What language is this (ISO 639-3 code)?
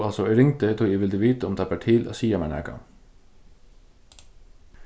fao